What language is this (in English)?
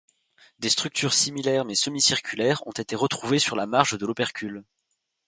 French